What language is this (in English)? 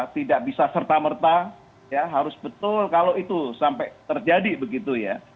Indonesian